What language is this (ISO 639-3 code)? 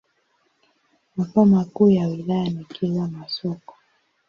swa